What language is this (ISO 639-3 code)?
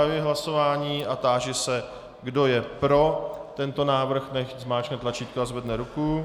ces